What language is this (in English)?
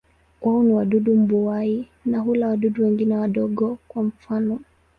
Swahili